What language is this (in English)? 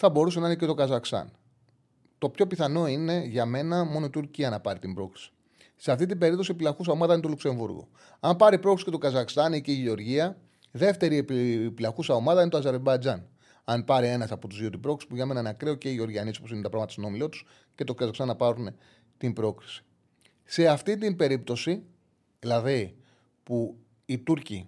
Greek